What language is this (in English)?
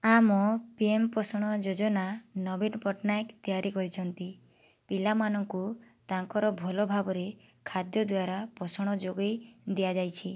Odia